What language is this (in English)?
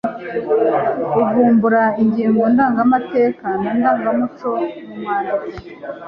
Kinyarwanda